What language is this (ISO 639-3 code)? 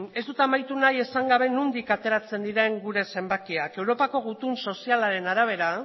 eus